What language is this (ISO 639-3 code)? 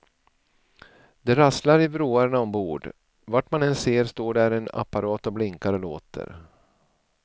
swe